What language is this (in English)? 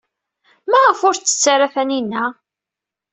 Kabyle